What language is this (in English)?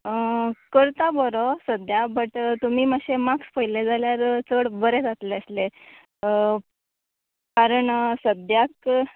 Konkani